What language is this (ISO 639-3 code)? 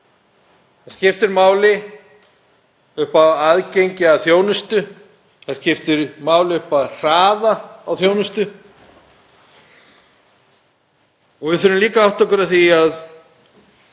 isl